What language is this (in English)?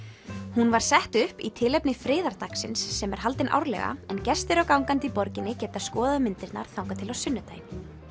Icelandic